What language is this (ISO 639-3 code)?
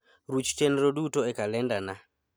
luo